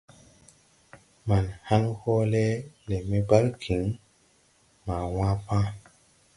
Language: Tupuri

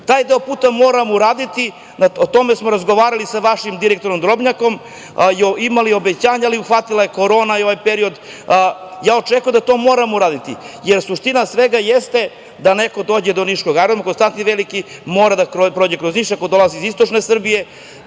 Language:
Serbian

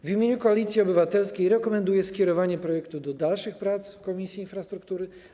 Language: Polish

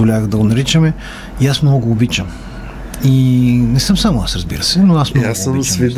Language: Bulgarian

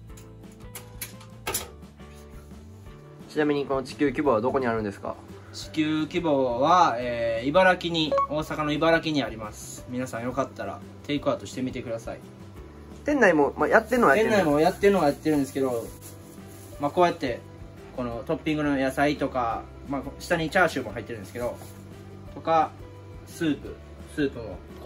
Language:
Japanese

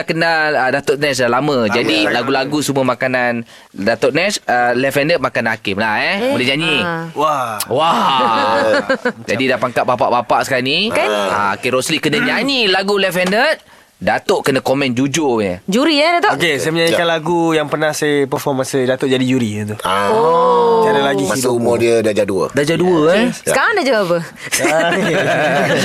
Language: Malay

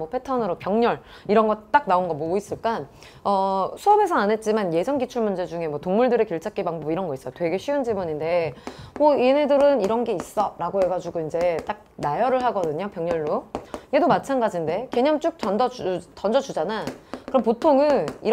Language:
Korean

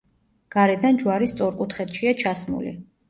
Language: Georgian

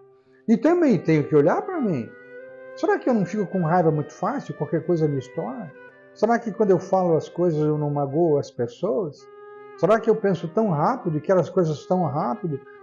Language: Portuguese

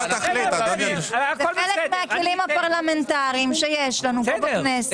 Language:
Hebrew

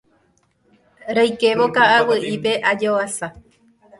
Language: Guarani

